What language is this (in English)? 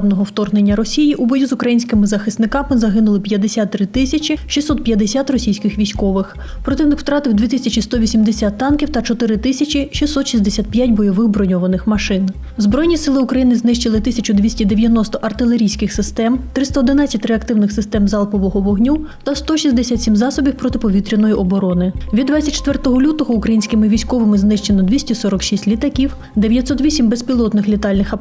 Ukrainian